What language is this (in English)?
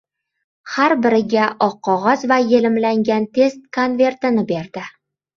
Uzbek